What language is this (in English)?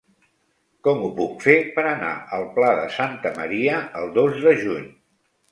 Catalan